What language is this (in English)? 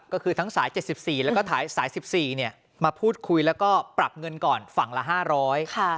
Thai